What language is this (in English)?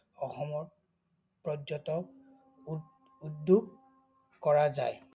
Assamese